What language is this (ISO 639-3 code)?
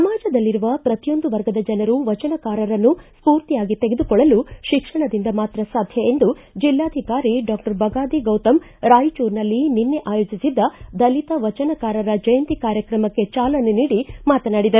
kan